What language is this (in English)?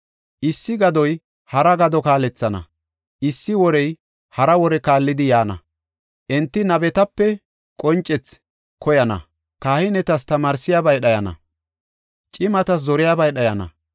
Gofa